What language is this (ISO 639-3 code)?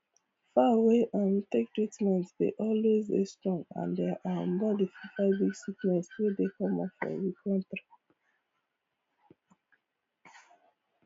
pcm